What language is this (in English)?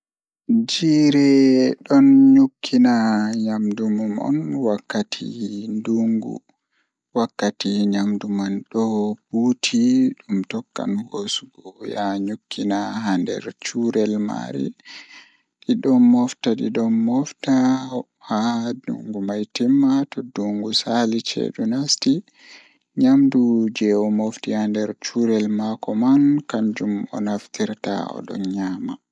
Fula